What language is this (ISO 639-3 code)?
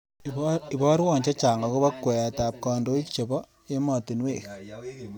kln